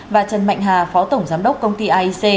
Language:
Vietnamese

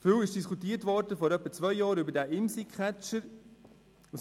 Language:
Swiss German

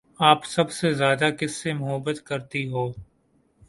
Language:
Urdu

